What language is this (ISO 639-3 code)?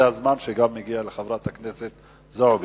heb